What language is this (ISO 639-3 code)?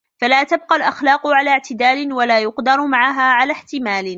ara